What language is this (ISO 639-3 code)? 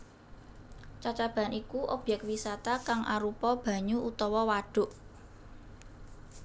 jav